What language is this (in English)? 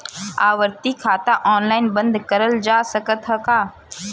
Bhojpuri